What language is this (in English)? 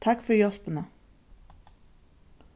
Faroese